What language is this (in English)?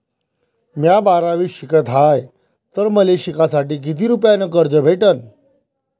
Marathi